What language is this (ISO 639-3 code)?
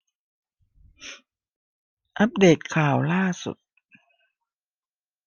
tha